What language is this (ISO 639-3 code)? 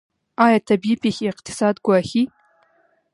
pus